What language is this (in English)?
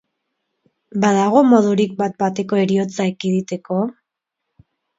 Basque